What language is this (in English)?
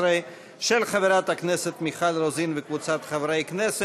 Hebrew